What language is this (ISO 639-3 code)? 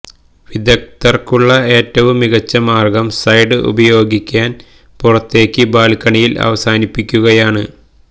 mal